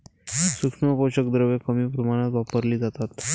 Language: Marathi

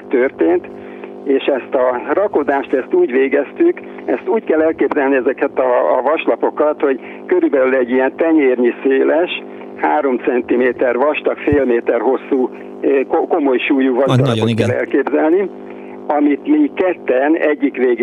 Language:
Hungarian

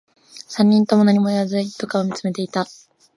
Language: Japanese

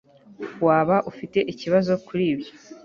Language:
Kinyarwanda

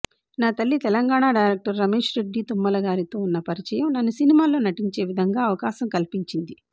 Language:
Telugu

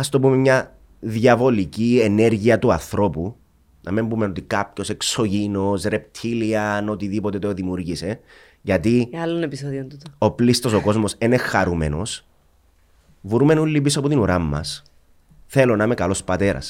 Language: Greek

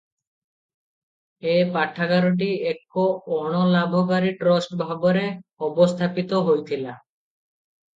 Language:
Odia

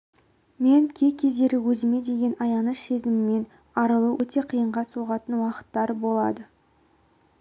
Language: Kazakh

